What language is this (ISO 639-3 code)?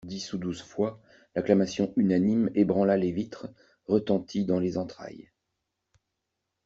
fra